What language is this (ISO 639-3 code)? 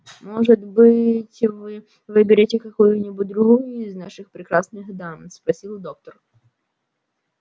rus